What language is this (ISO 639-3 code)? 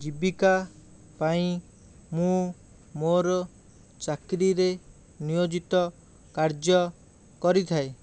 ori